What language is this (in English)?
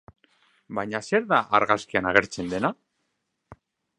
Basque